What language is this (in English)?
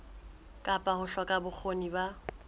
Southern Sotho